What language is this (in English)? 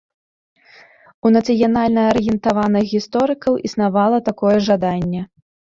Belarusian